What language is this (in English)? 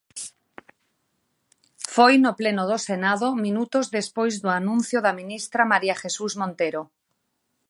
Galician